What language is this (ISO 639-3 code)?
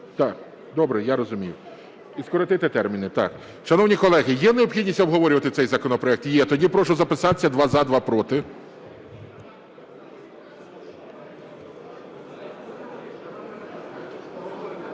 ukr